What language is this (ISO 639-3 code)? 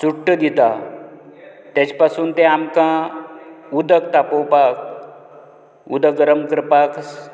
kok